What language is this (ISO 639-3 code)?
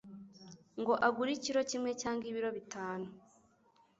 kin